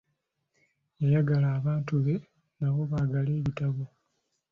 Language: Ganda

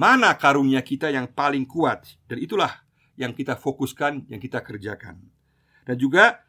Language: Indonesian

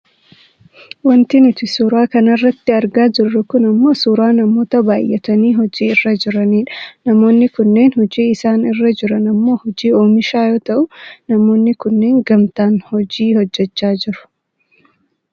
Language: Oromo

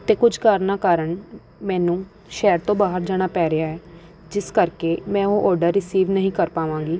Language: Punjabi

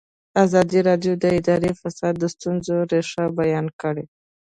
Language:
Pashto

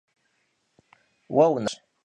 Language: Kabardian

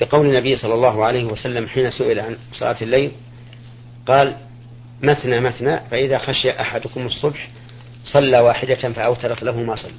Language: Arabic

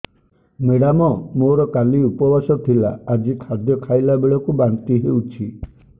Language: Odia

